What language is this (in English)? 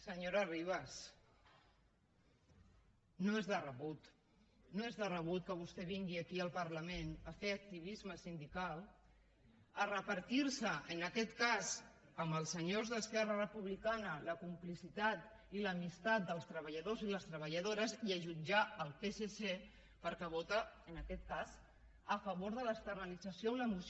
Catalan